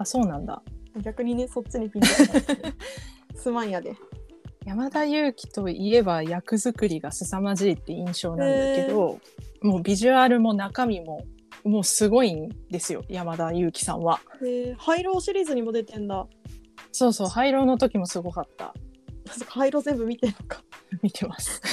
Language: Japanese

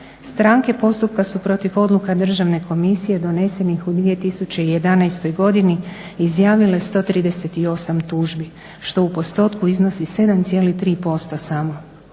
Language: Croatian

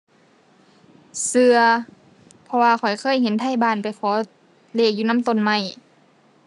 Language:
Thai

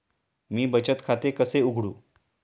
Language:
Marathi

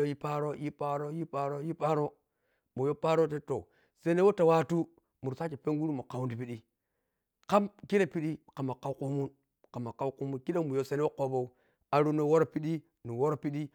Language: Piya-Kwonci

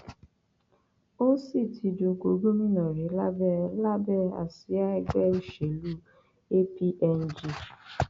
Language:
Yoruba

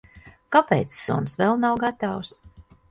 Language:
Latvian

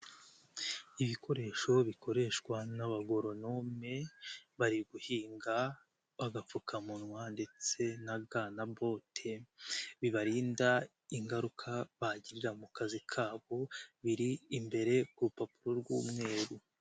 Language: Kinyarwanda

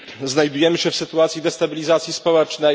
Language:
Polish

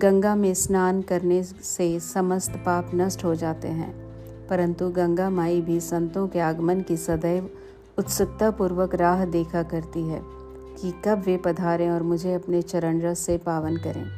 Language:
Hindi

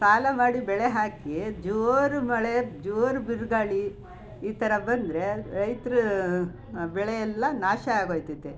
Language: Kannada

